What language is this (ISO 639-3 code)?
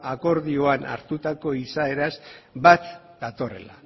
eus